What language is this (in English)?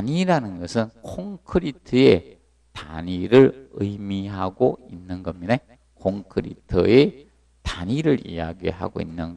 Korean